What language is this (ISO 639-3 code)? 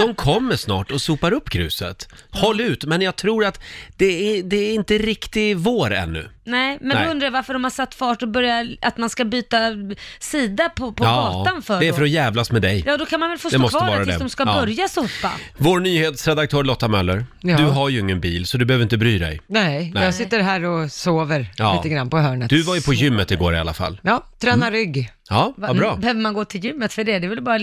swe